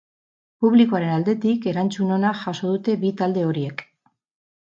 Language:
Basque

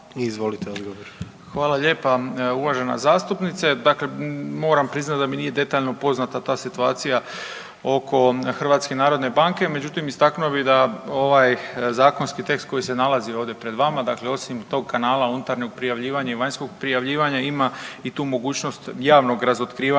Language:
Croatian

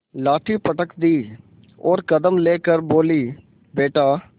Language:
Hindi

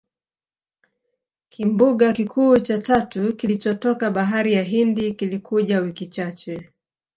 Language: Swahili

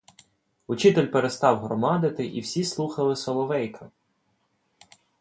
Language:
Ukrainian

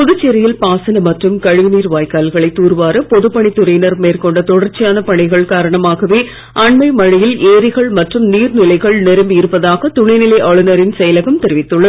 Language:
Tamil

